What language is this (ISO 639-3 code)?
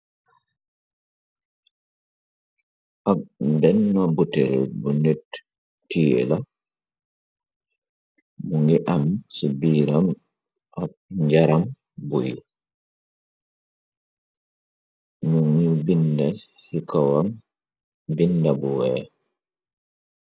wol